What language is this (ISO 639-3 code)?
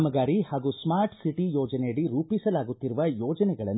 kan